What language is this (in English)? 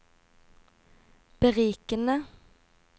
Norwegian